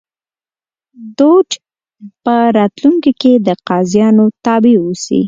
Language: Pashto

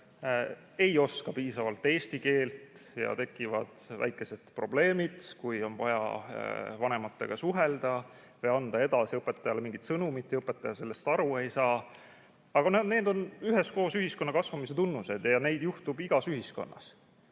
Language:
Estonian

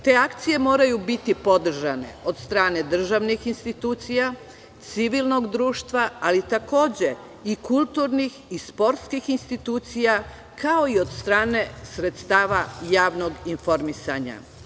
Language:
Serbian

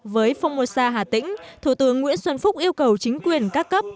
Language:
Vietnamese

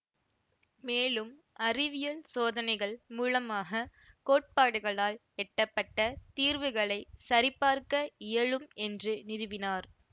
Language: Tamil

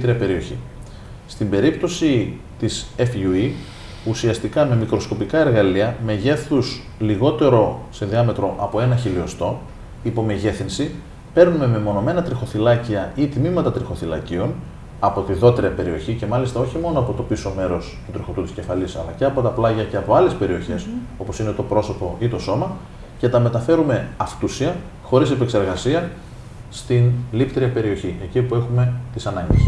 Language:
Greek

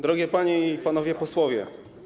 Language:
Polish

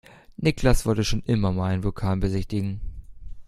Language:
German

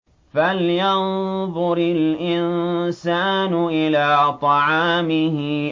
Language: Arabic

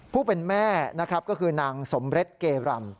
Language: Thai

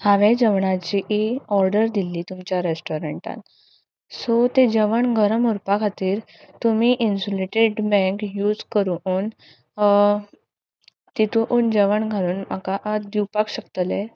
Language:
Konkani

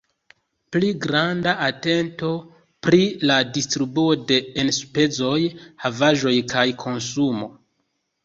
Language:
Esperanto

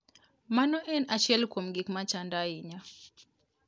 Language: Luo (Kenya and Tanzania)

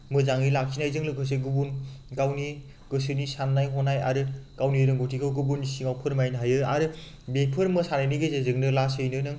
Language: Bodo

